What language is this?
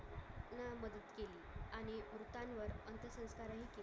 Marathi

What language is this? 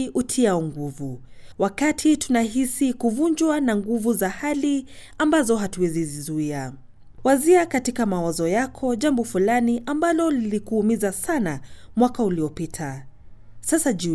Swahili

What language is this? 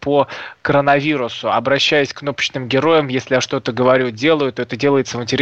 Russian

